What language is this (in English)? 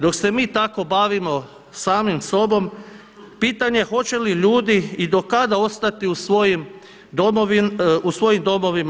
Croatian